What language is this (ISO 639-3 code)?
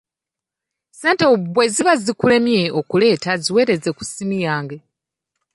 lug